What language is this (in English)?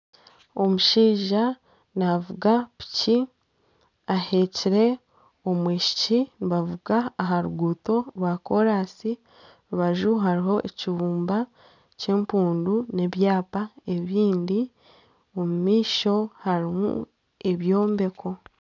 Nyankole